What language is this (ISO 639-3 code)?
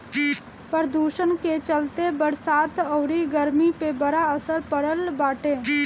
bho